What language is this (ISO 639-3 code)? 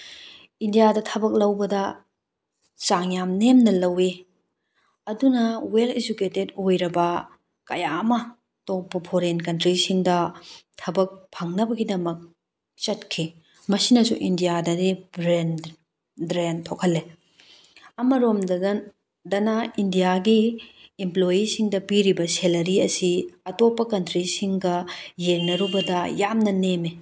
mni